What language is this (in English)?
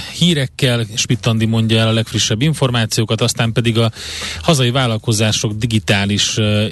Hungarian